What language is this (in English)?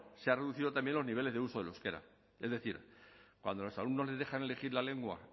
Spanish